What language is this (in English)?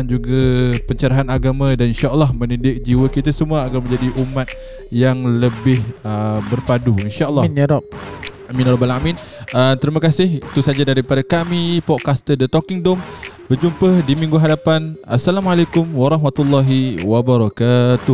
Malay